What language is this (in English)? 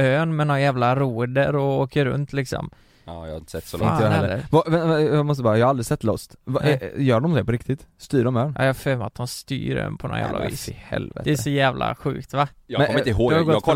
Swedish